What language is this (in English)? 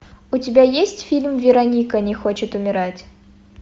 Russian